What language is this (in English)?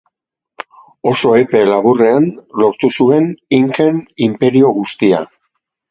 Basque